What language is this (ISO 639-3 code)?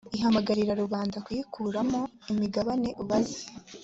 kin